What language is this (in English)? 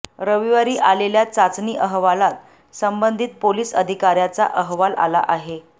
Marathi